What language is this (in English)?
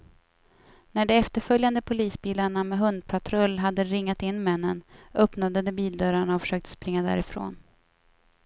Swedish